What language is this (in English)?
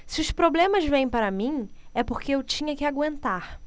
Portuguese